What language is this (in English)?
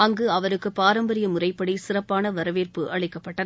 Tamil